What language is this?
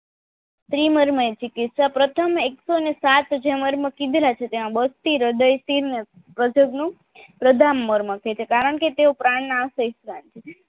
Gujarati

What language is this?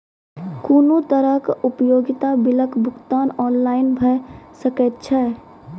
Maithili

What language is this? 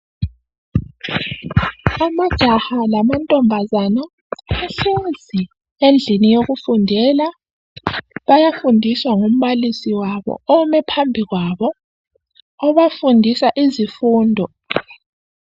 North Ndebele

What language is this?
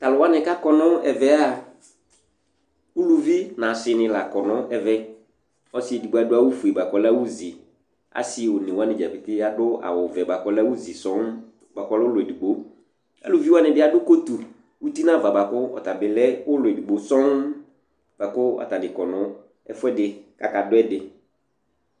Ikposo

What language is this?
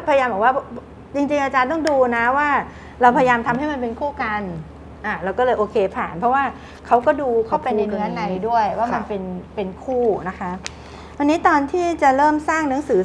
Thai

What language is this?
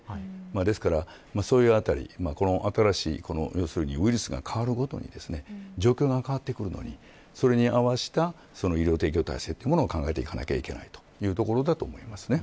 Japanese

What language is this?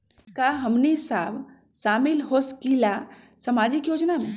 Magahi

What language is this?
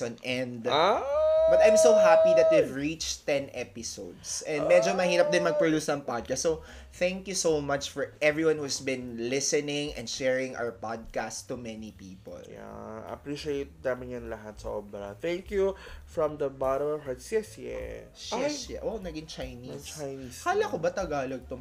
Filipino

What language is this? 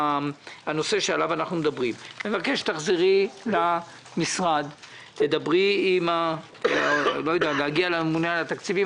Hebrew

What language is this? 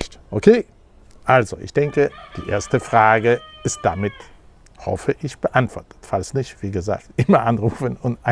German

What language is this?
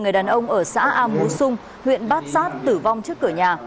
Vietnamese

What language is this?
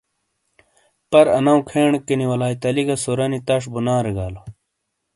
Shina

